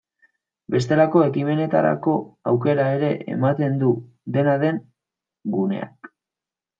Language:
Basque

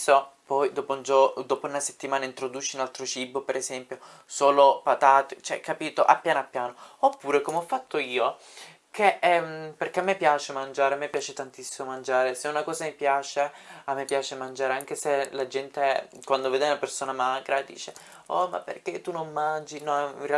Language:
Italian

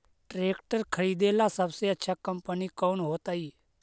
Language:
Magahi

